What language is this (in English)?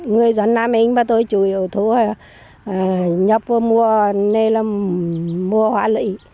Vietnamese